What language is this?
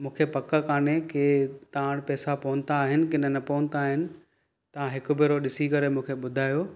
Sindhi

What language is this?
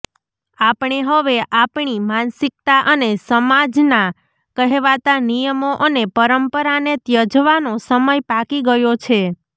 Gujarati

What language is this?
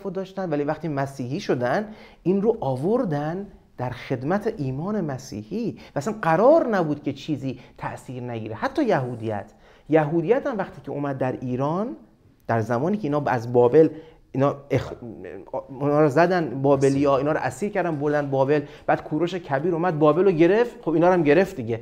Persian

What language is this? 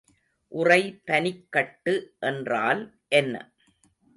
Tamil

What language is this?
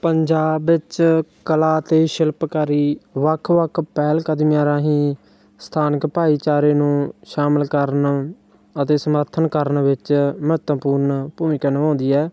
Punjabi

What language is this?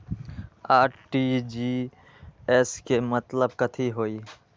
Magahi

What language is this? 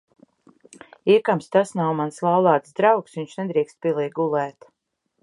Latvian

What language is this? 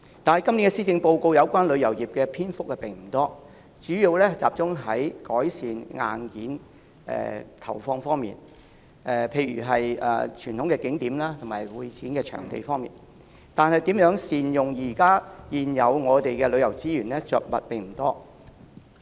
Cantonese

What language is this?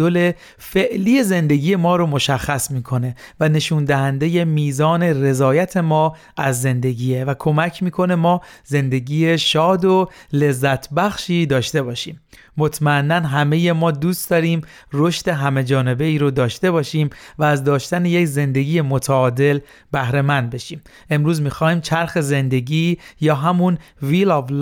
Persian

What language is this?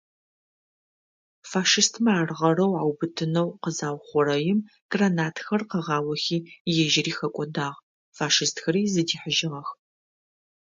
Adyghe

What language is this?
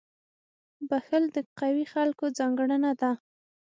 Pashto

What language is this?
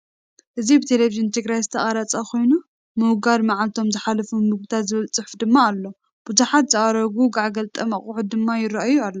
Tigrinya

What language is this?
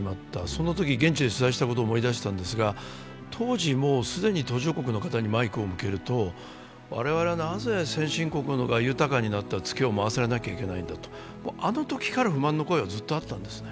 Japanese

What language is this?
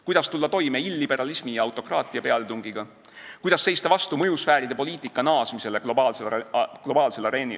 Estonian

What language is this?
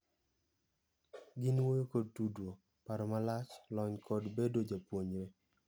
Luo (Kenya and Tanzania)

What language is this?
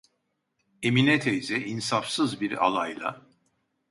Turkish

